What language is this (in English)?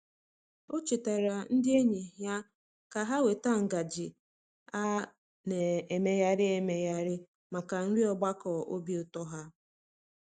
Igbo